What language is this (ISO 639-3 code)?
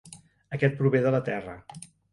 cat